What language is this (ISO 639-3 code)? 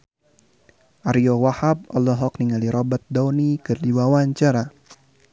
sun